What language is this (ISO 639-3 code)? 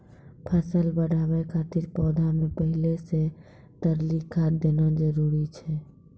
mai